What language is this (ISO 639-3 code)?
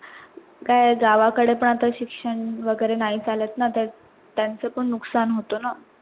mar